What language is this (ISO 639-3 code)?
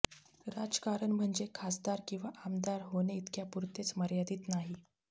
mar